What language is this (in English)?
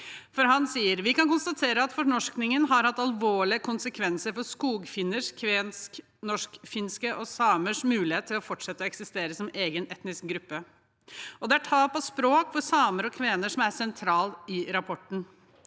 Norwegian